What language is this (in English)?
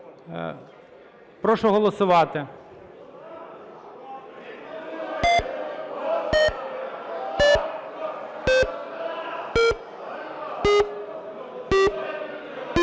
Ukrainian